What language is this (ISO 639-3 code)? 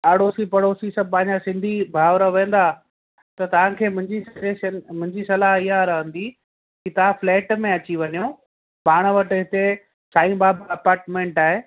snd